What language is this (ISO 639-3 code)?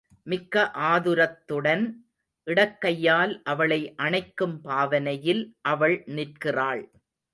tam